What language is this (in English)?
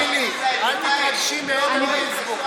Hebrew